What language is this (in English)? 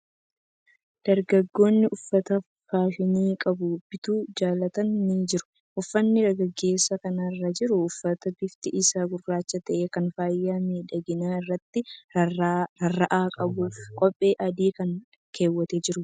Oromo